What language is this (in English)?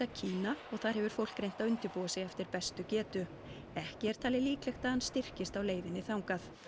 Icelandic